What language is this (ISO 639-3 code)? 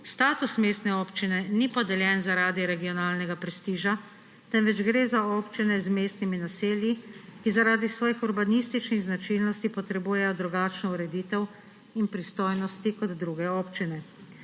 slv